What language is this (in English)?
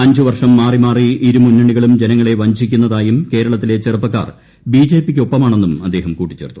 Malayalam